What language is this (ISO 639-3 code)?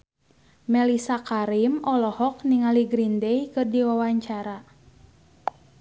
sun